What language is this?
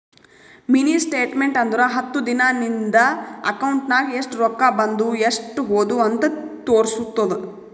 Kannada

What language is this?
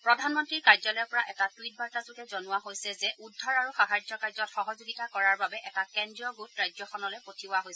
Assamese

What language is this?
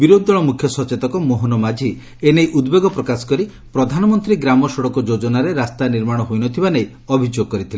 Odia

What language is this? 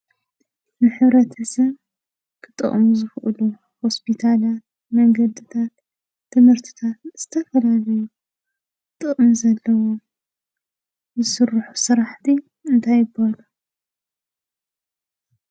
Tigrinya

